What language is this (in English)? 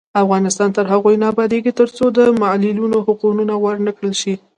Pashto